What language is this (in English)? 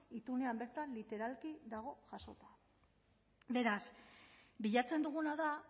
Basque